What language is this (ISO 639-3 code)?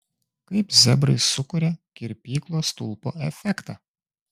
lit